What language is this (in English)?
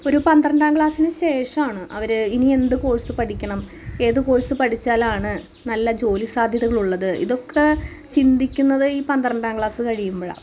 Malayalam